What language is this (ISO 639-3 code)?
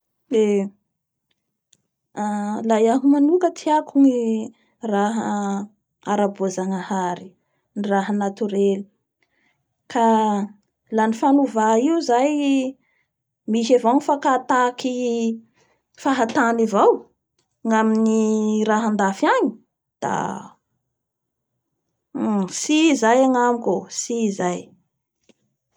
bhr